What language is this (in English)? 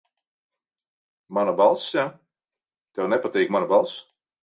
Latvian